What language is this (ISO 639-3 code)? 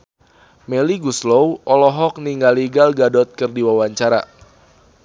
sun